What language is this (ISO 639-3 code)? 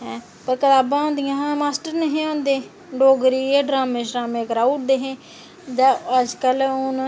doi